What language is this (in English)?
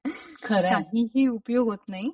Marathi